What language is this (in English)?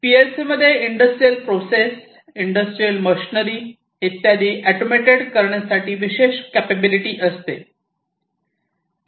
Marathi